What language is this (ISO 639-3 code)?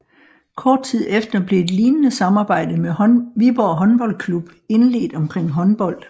dan